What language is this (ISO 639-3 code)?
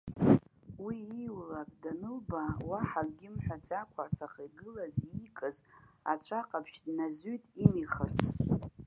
abk